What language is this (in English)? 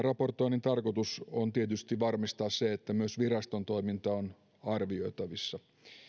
Finnish